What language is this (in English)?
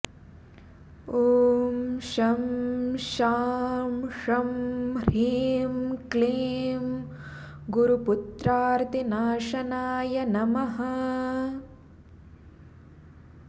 Sanskrit